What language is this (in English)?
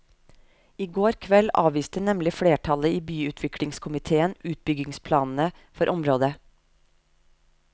Norwegian